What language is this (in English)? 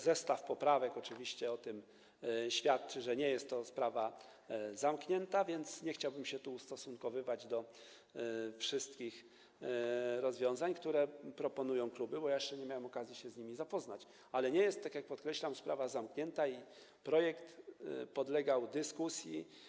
Polish